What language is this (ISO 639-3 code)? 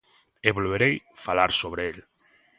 glg